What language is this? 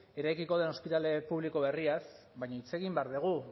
Basque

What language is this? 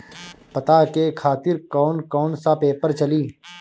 Bhojpuri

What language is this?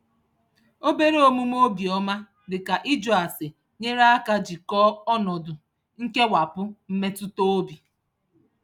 Igbo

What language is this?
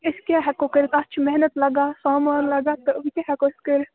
Kashmiri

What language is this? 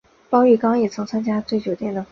Chinese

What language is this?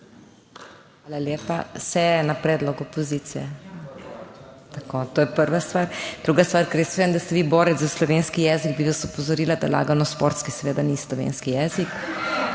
Slovenian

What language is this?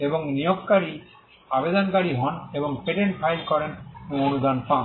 Bangla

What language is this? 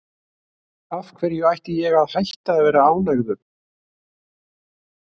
Icelandic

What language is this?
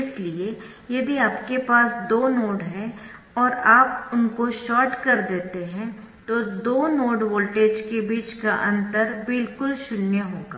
Hindi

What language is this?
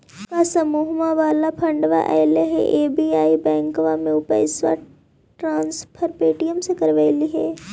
Magahi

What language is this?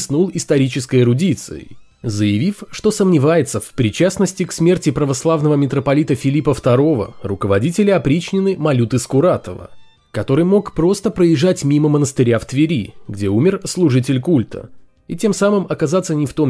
Russian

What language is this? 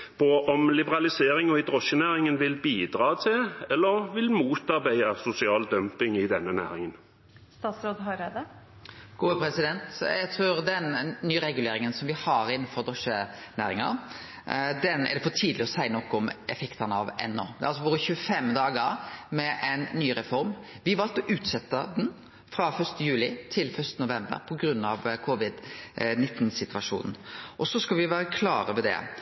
Norwegian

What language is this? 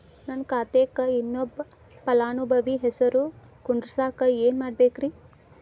Kannada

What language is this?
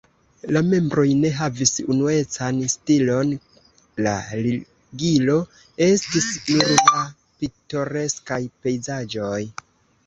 Esperanto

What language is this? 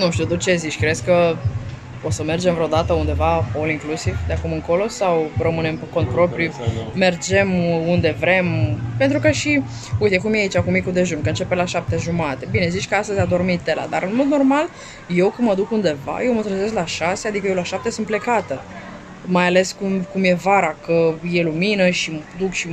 Romanian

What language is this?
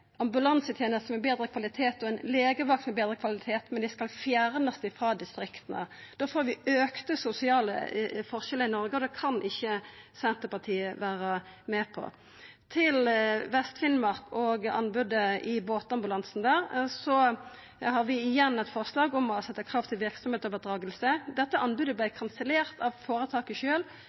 Norwegian Nynorsk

